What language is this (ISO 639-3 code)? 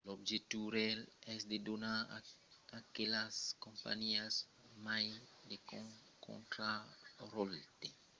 oci